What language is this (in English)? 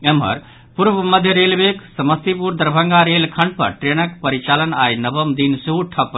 Maithili